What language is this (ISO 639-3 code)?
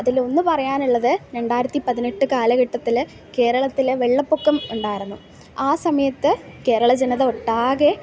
mal